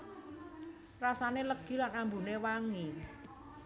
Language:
Javanese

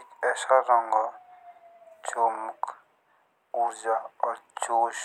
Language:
Jaunsari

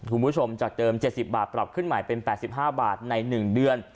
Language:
Thai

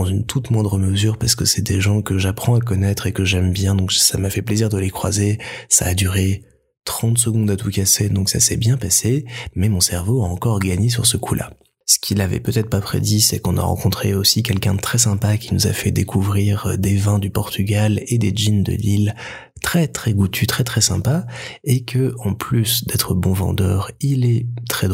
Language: French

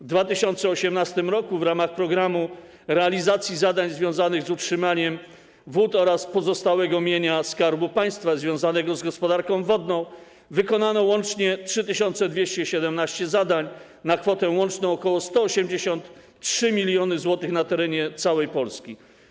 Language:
Polish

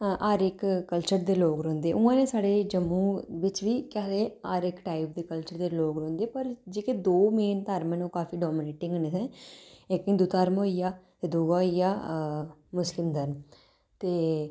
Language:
Dogri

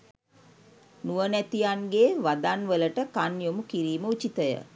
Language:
Sinhala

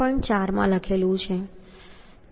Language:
Gujarati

